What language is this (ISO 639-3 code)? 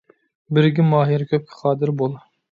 uig